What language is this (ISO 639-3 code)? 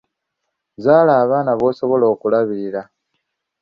lug